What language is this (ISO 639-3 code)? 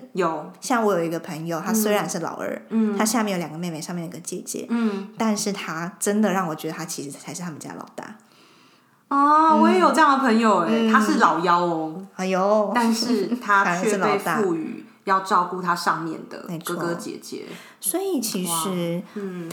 zho